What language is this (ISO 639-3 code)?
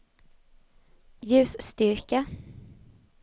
swe